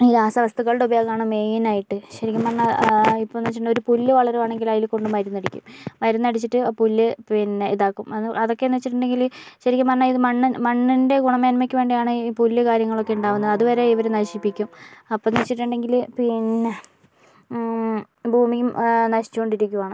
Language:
Malayalam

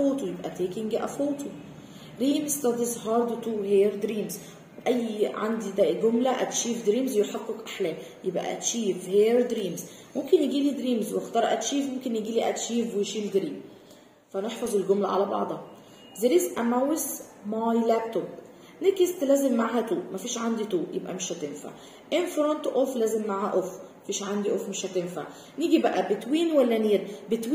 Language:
Arabic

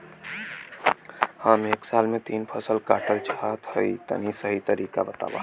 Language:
Bhojpuri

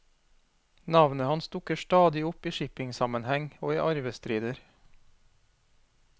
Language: Norwegian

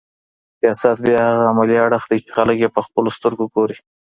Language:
Pashto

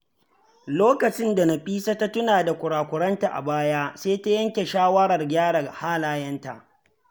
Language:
Hausa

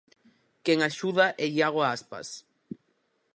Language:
Galician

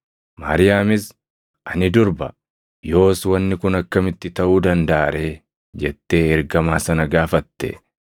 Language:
Oromo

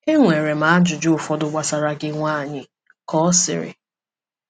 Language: Igbo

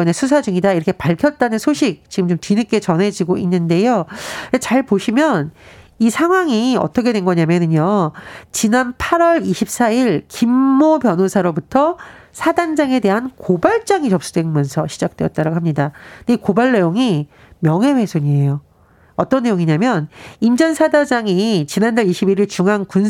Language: Korean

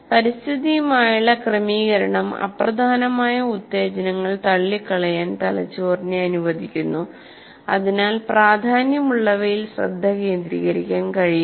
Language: Malayalam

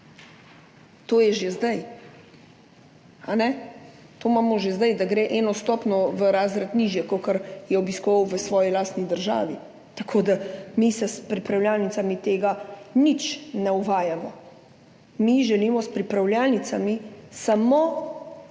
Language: Slovenian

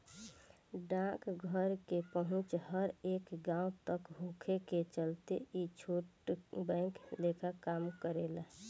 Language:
Bhojpuri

